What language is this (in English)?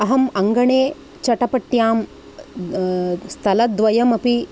Sanskrit